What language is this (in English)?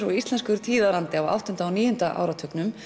Icelandic